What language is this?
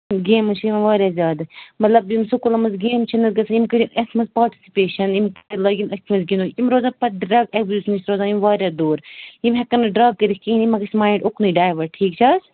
Kashmiri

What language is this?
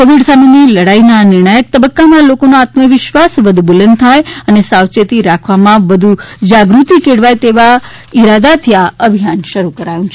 Gujarati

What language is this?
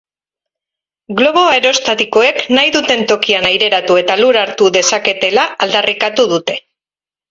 Basque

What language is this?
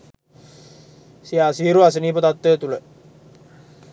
Sinhala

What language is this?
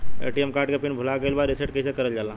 Bhojpuri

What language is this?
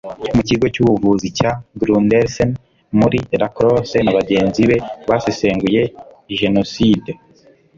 Kinyarwanda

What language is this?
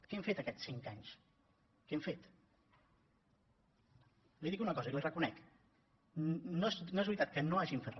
Catalan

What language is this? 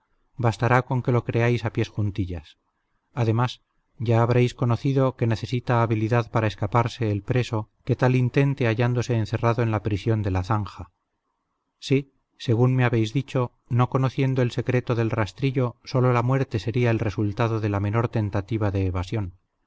Spanish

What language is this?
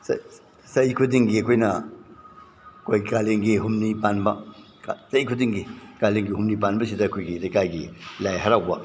Manipuri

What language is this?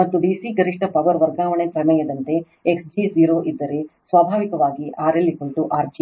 Kannada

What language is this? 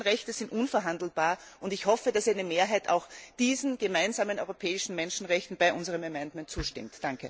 German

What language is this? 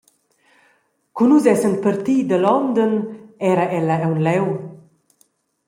Romansh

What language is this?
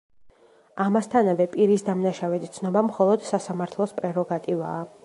Georgian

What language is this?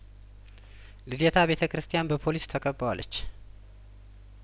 Amharic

